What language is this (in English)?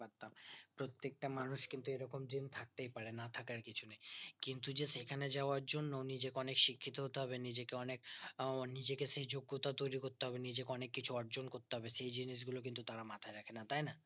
Bangla